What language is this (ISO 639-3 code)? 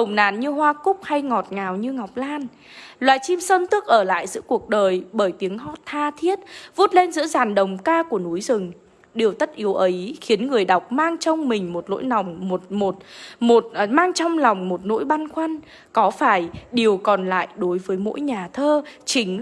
vie